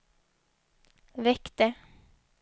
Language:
Swedish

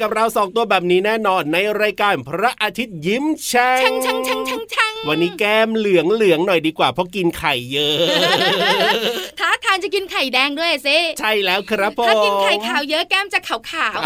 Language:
Thai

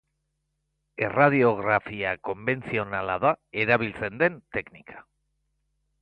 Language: Basque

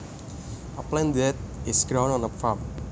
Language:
Javanese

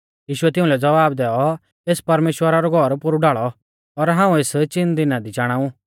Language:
Mahasu Pahari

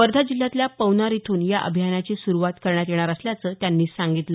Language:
Marathi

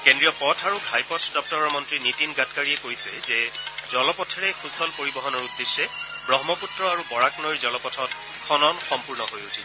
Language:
Assamese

